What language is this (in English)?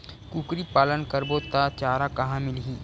Chhattisgarhi